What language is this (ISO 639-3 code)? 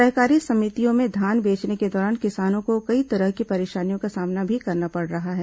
hin